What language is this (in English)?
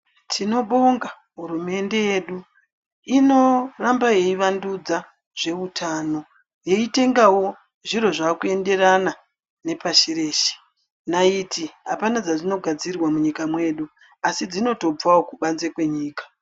Ndau